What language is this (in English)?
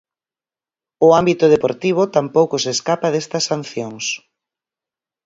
Galician